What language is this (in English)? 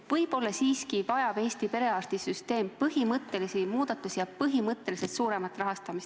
Estonian